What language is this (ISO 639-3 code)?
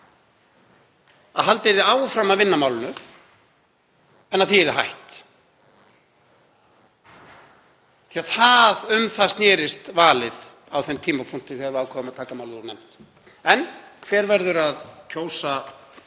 isl